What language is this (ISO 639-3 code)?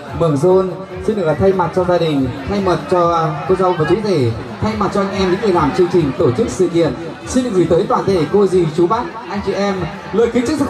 vie